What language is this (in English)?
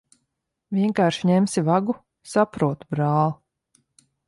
Latvian